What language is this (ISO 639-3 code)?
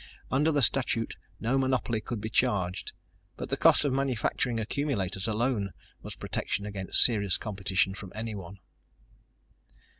eng